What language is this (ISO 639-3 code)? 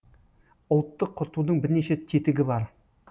kaz